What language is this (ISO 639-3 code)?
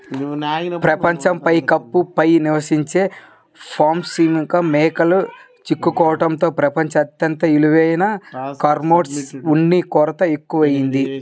tel